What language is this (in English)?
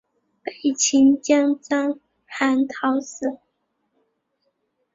Chinese